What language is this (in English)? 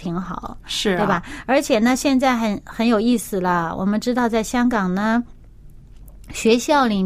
Chinese